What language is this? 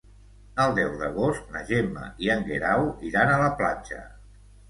Catalan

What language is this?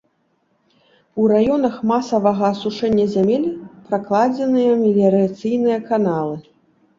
Belarusian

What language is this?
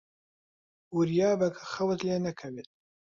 Central Kurdish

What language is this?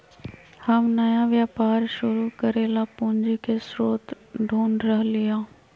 Magahi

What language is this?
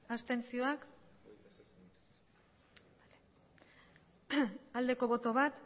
Basque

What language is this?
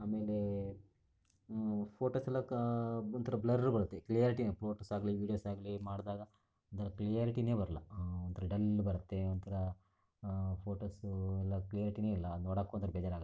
Kannada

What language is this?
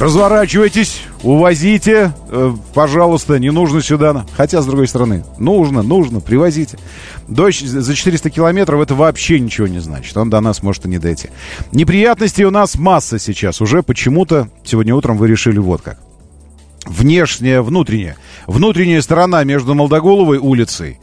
Russian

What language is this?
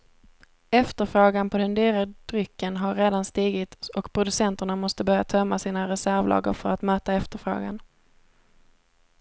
Swedish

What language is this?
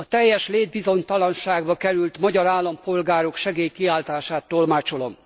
Hungarian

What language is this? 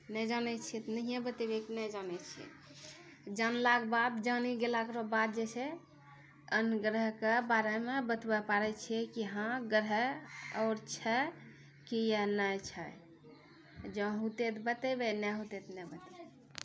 Maithili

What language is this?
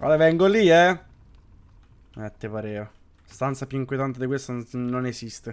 Italian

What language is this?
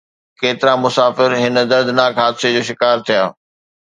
Sindhi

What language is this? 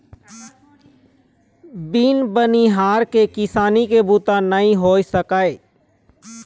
Chhattisgarhi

